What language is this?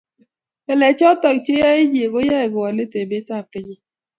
Kalenjin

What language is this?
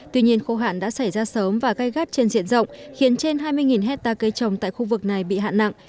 Vietnamese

